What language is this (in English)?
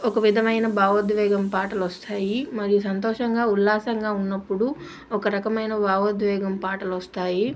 Telugu